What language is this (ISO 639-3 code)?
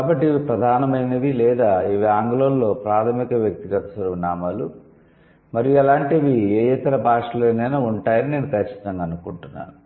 tel